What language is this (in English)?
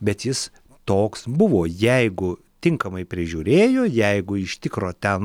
Lithuanian